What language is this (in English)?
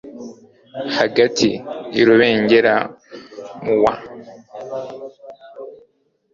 Kinyarwanda